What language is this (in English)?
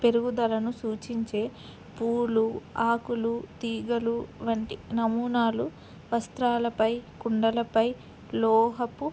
Telugu